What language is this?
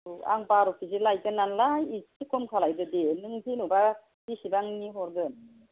Bodo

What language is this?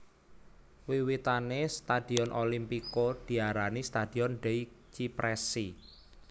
Javanese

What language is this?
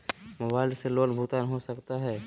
Magahi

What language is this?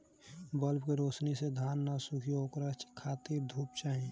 Bhojpuri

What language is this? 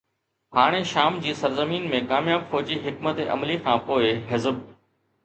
Sindhi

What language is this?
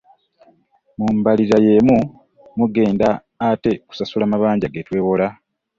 Ganda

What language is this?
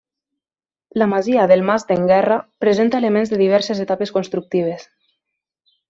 Catalan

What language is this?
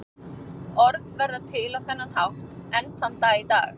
Icelandic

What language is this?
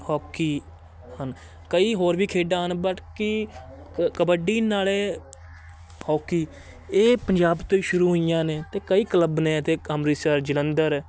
Punjabi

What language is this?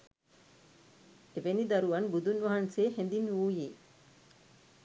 Sinhala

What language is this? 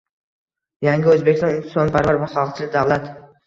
Uzbek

